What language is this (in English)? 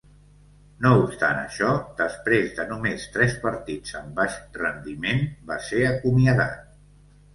Catalan